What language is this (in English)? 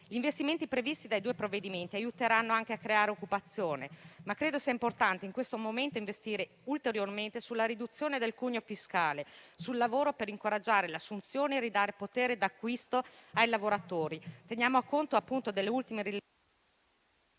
Italian